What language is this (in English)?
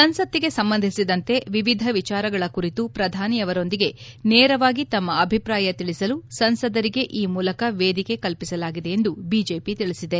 Kannada